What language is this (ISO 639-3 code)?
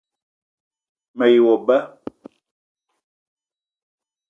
eto